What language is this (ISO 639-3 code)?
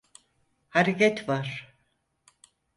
tur